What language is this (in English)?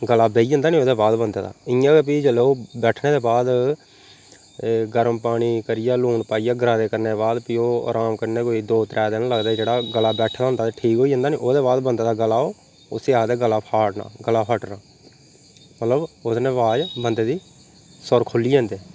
Dogri